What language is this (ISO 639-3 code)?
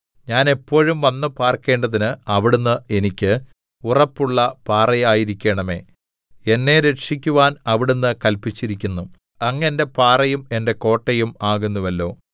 mal